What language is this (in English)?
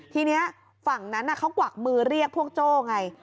Thai